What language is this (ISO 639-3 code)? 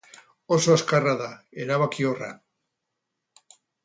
eus